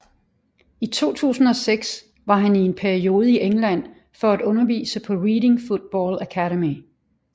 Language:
Danish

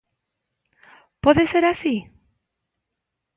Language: Galician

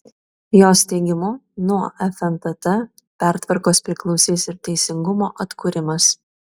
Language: Lithuanian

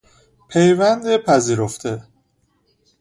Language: Persian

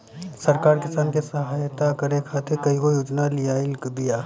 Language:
Bhojpuri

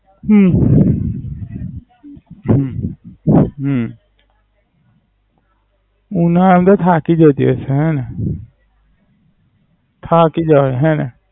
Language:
Gujarati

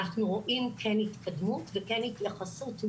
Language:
Hebrew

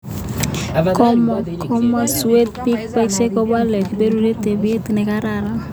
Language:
Kalenjin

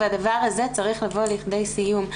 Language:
Hebrew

